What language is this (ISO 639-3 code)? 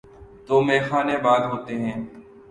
urd